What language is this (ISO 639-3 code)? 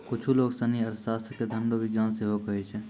mai